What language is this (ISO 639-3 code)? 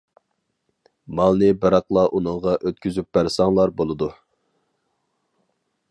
uig